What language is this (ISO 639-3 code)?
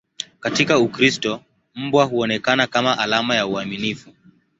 swa